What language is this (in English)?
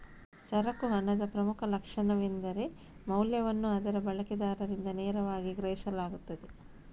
Kannada